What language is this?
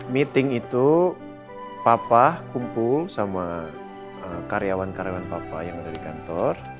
Indonesian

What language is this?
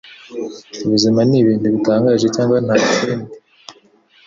Kinyarwanda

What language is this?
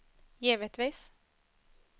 Swedish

